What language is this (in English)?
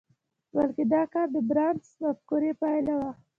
Pashto